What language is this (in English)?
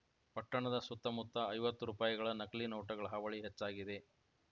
Kannada